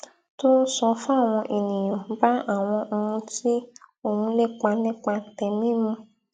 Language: Yoruba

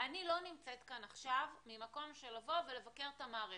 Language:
Hebrew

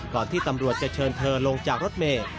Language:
Thai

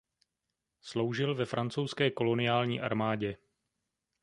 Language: Czech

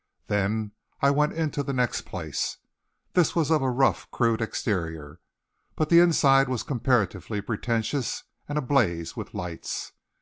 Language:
English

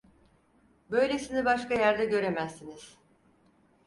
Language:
Turkish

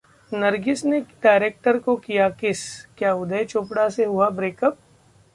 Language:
Hindi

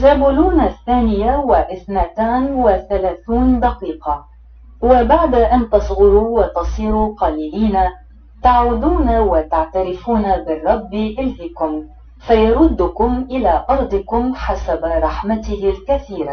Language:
Arabic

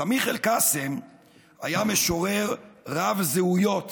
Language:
Hebrew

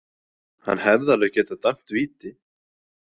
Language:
Icelandic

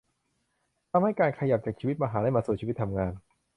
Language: Thai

